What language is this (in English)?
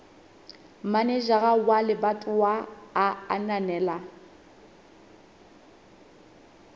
Southern Sotho